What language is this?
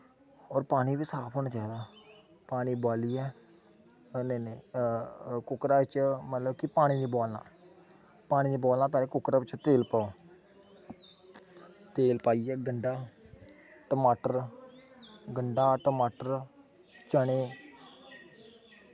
Dogri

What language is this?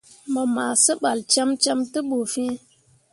Mundang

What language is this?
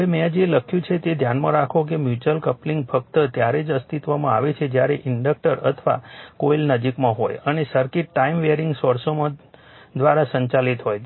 Gujarati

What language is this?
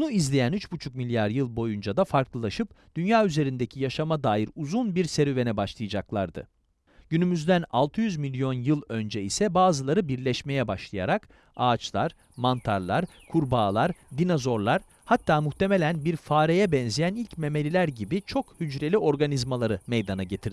Turkish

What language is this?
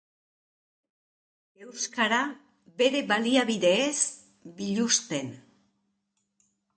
Basque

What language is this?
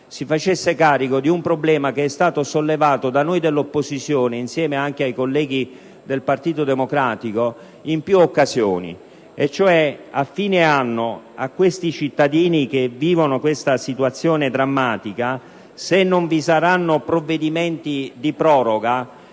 Italian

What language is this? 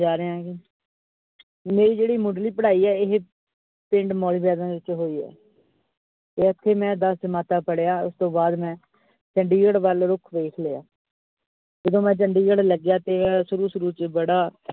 Punjabi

